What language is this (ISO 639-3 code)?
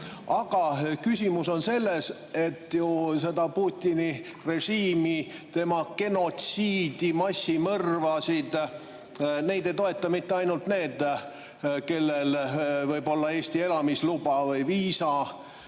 est